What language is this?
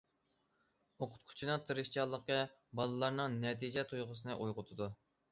Uyghur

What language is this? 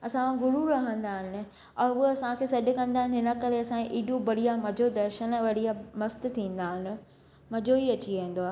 Sindhi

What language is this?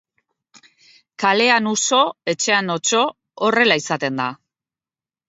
Basque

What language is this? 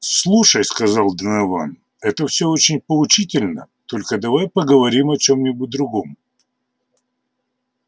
Russian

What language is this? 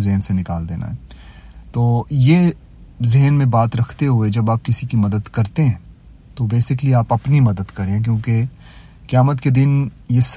Urdu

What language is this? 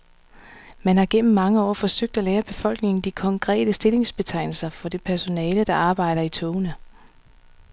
Danish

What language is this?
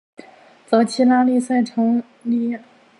Chinese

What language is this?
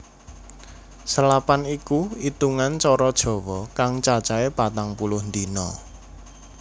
Javanese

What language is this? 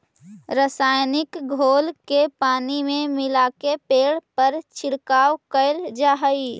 Magahi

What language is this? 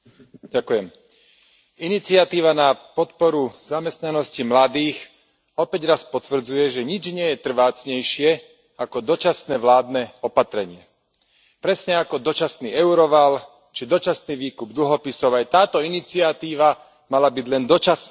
Slovak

